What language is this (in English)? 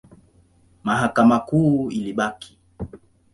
Swahili